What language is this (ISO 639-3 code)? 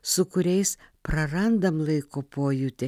lit